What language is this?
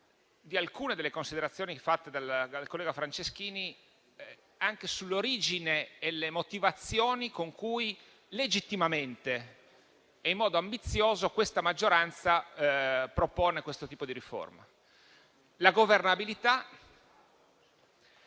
Italian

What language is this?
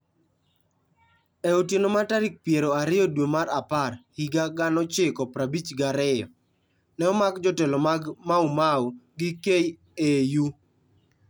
Luo (Kenya and Tanzania)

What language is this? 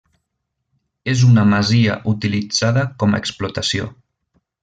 Catalan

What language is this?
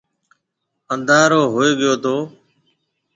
Marwari (Pakistan)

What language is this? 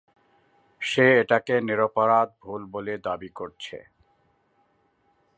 Bangla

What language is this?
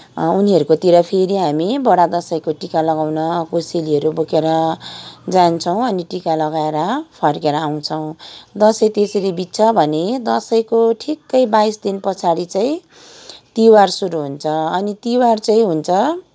Nepali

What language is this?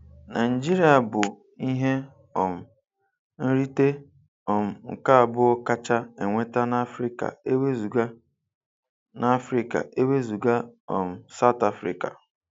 Igbo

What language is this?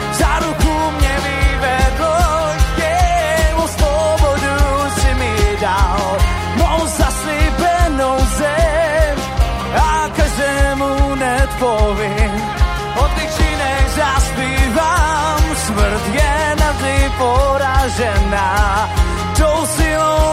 Czech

